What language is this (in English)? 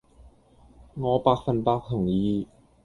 Cantonese